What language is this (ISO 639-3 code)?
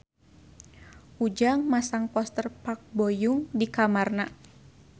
sun